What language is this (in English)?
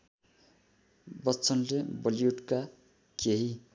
Nepali